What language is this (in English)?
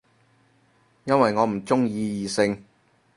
Cantonese